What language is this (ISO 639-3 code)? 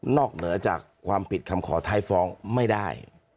tha